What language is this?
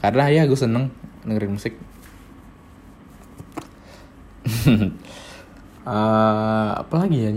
Indonesian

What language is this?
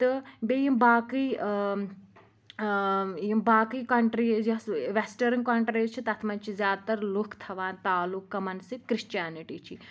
Kashmiri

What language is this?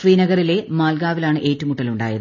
Malayalam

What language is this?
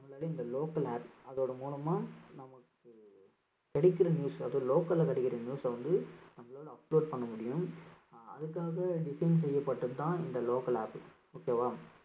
Tamil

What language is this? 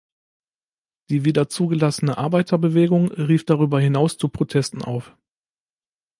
German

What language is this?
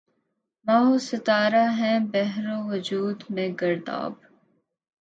Urdu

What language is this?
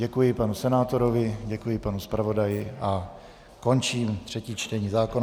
Czech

